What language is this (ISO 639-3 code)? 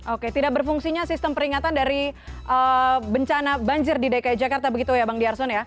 ind